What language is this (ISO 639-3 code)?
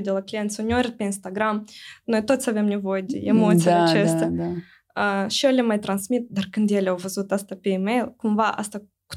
ron